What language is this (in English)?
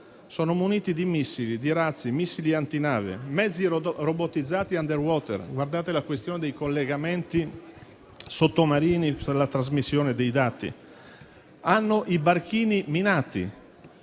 Italian